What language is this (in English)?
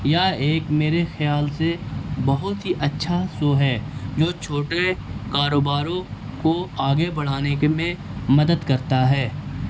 Urdu